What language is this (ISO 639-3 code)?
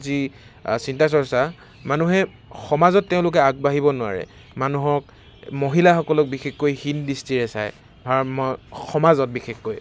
asm